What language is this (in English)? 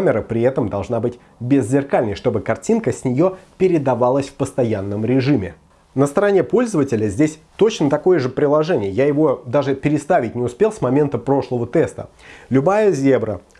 Russian